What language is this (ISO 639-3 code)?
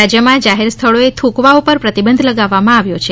guj